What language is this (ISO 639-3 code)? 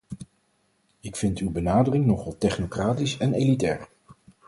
nld